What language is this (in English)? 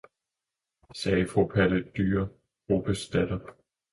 Danish